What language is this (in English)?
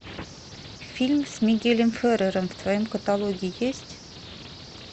Russian